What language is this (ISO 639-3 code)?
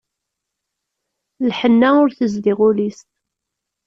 kab